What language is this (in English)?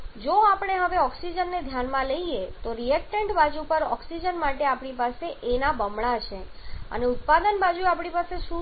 Gujarati